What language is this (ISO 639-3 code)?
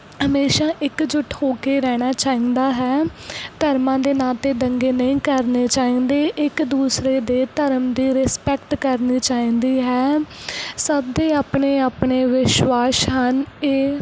pan